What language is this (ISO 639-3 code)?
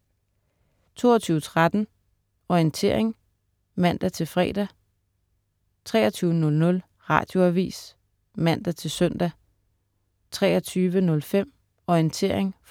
dan